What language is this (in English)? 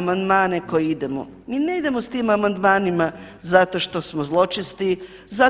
Croatian